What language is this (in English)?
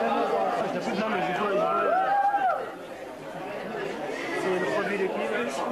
French